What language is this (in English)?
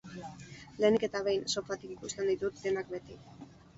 Basque